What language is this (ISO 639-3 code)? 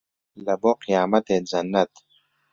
ckb